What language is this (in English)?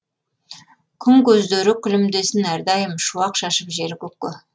Kazakh